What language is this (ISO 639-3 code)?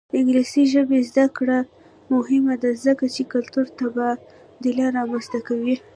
pus